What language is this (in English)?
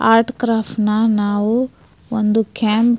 Kannada